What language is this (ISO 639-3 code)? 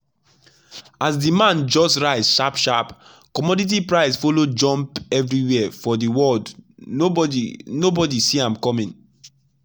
pcm